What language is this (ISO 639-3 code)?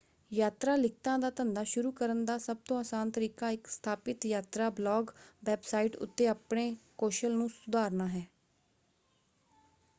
pan